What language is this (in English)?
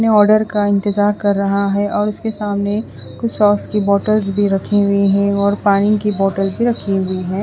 Hindi